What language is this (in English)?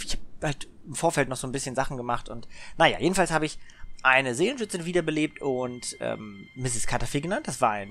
German